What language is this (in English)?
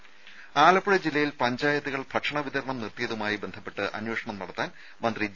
Malayalam